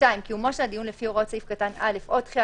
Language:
Hebrew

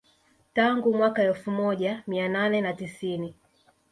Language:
Swahili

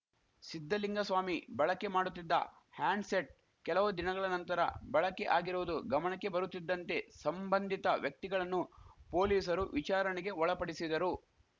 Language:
Kannada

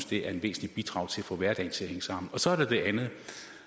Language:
Danish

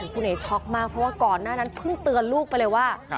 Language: Thai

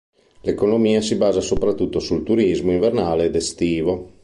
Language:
Italian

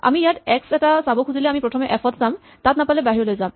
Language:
Assamese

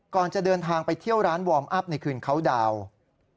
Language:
Thai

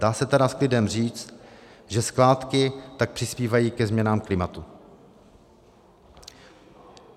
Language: Czech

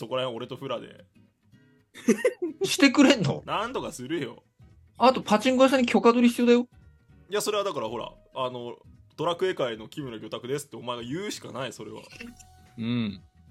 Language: Japanese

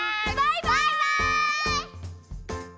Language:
Japanese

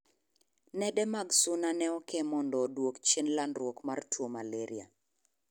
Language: Luo (Kenya and Tanzania)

